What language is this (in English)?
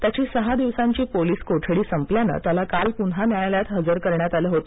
Marathi